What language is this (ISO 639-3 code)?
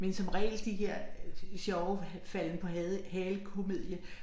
dan